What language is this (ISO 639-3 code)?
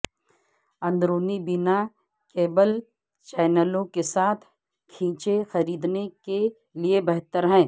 urd